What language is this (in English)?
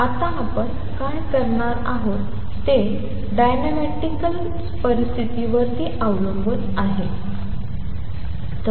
Marathi